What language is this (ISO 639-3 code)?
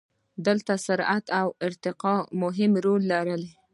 pus